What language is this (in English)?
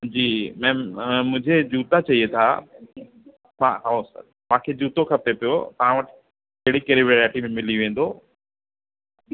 Sindhi